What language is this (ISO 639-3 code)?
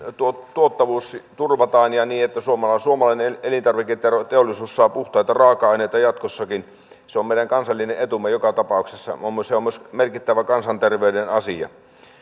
fin